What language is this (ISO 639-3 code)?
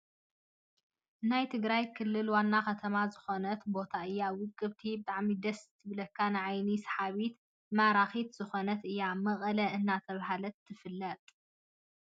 tir